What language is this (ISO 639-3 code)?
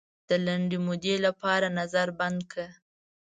pus